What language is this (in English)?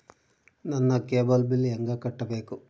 Kannada